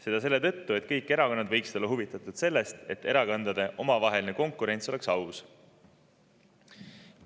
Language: Estonian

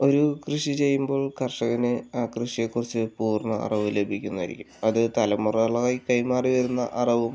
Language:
Malayalam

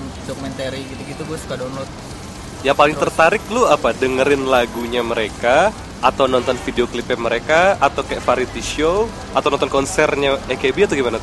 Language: Indonesian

